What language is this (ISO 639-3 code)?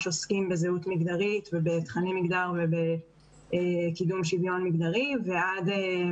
heb